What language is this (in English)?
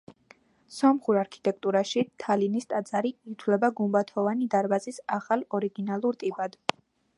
Georgian